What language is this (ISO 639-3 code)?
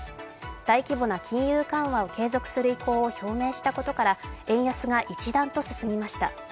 jpn